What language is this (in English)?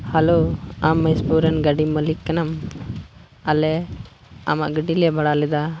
Santali